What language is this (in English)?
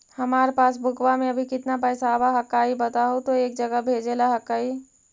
Magahi